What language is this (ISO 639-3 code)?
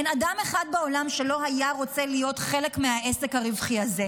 heb